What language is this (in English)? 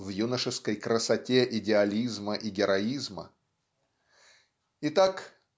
Russian